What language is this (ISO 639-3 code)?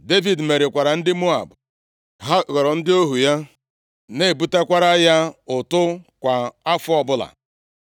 ibo